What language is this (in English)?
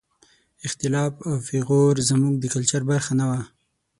Pashto